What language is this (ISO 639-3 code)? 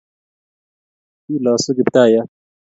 kln